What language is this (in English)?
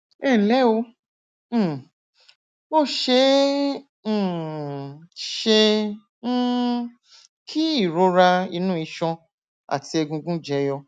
Yoruba